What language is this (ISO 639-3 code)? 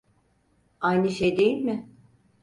tur